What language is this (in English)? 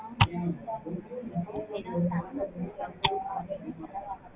Tamil